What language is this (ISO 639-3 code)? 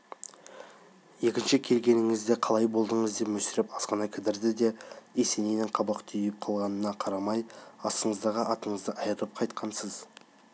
kaz